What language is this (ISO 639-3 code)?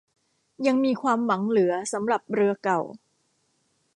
tha